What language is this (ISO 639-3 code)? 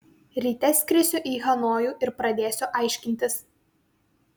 lit